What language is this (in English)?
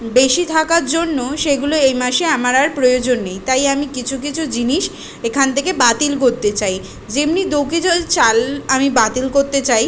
Bangla